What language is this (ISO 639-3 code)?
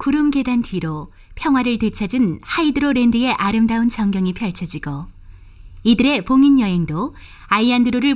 kor